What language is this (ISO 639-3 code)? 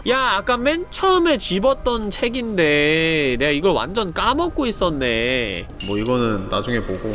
kor